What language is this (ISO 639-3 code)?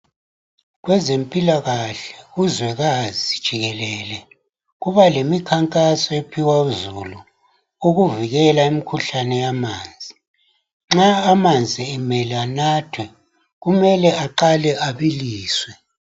nde